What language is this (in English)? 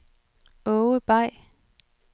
Danish